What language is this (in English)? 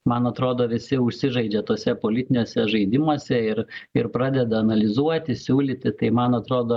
Lithuanian